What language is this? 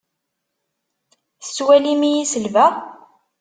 Kabyle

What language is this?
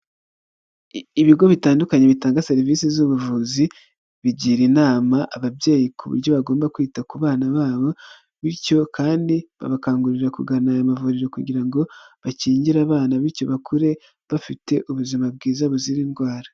Kinyarwanda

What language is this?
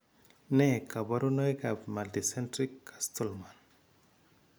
Kalenjin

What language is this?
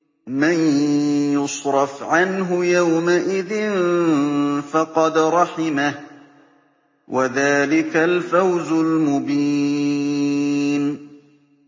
Arabic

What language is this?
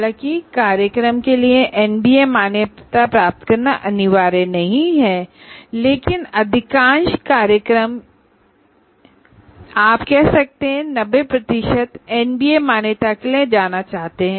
Hindi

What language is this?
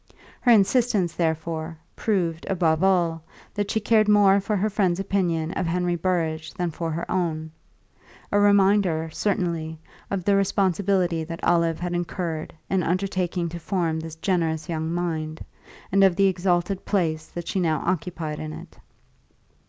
English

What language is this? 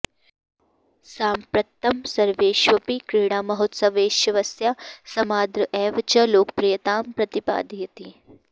Sanskrit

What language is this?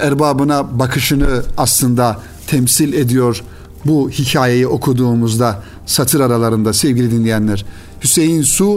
Turkish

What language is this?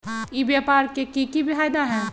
Magahi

